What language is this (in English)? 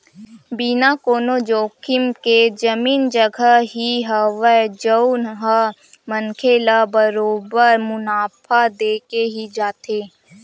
Chhattisgarhi